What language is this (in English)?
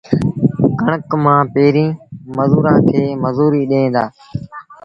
Sindhi Bhil